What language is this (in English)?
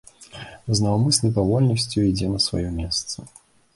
Belarusian